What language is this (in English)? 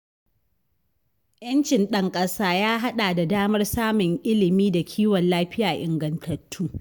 Hausa